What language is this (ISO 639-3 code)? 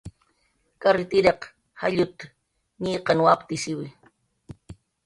jqr